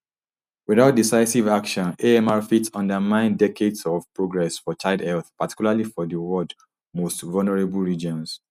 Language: Nigerian Pidgin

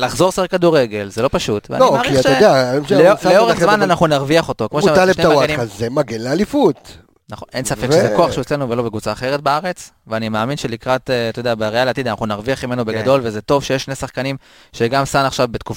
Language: Hebrew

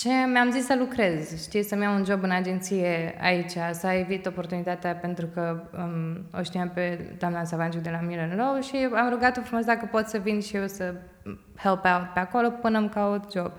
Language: Romanian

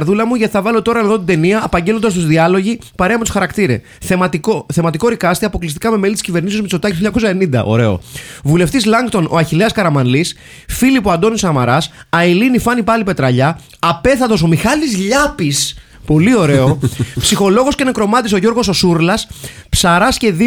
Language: Greek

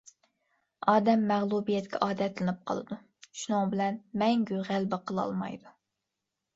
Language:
Uyghur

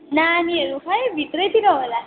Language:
Nepali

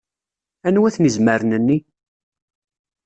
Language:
Kabyle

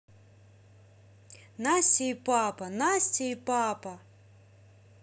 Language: Russian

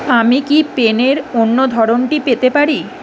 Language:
Bangla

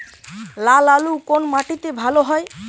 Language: Bangla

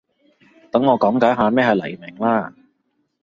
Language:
Cantonese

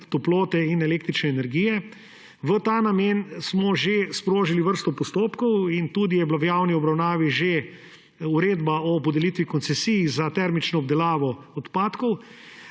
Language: Slovenian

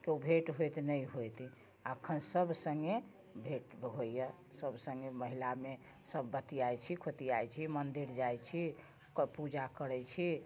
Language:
Maithili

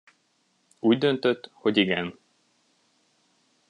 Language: Hungarian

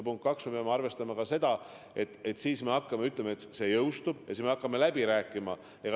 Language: Estonian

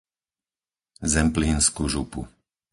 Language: Slovak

